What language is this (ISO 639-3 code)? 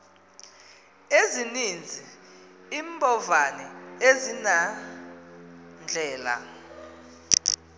xho